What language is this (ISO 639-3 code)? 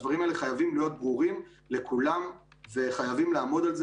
heb